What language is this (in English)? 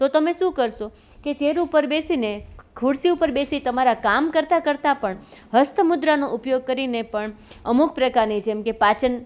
Gujarati